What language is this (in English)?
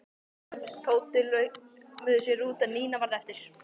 Icelandic